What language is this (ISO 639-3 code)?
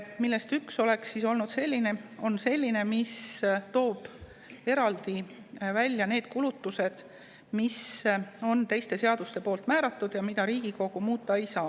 est